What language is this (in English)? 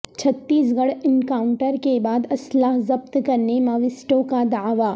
Urdu